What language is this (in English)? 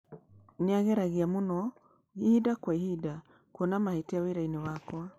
Kikuyu